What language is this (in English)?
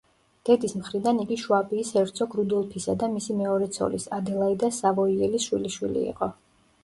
Georgian